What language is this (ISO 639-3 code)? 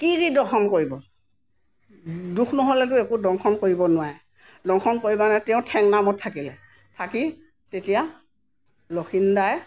asm